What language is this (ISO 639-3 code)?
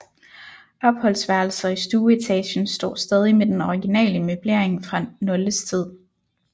dan